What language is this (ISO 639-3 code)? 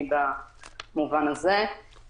heb